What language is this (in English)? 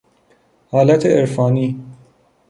Persian